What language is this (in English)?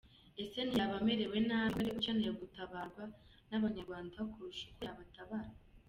Kinyarwanda